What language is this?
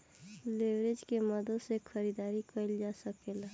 Bhojpuri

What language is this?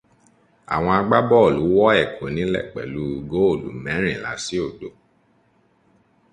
Yoruba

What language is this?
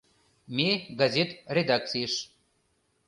Mari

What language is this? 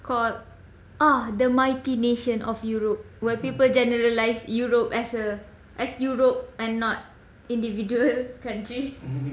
English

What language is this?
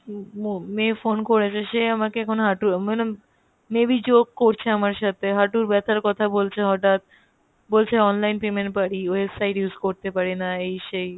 Bangla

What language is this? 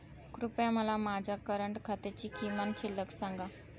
Marathi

